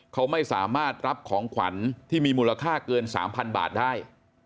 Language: Thai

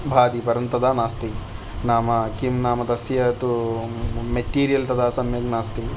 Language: Sanskrit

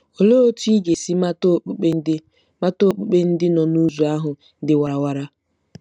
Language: Igbo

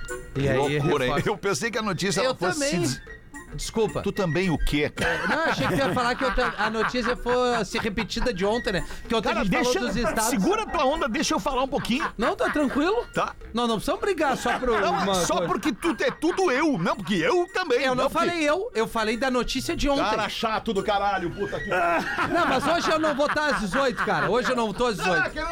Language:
Portuguese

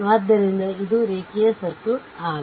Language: Kannada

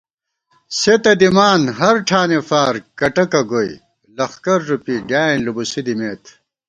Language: Gawar-Bati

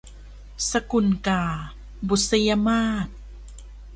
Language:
Thai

